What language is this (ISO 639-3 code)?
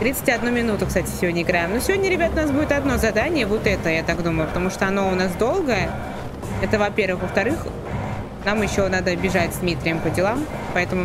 rus